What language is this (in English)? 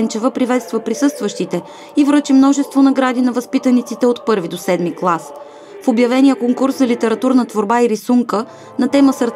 Russian